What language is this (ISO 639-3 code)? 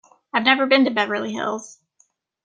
eng